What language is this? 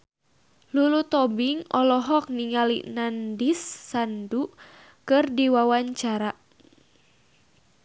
Sundanese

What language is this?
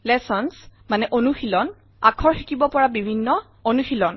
Assamese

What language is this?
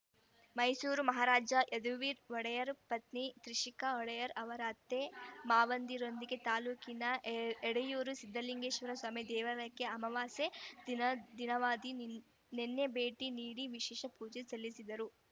Kannada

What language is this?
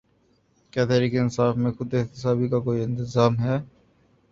Urdu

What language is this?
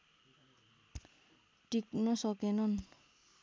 Nepali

